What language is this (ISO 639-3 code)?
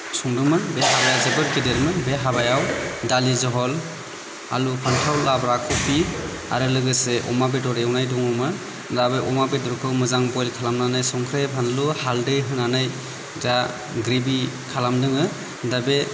brx